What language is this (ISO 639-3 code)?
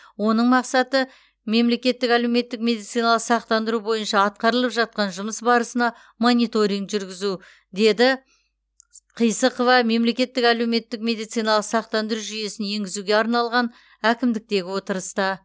kaz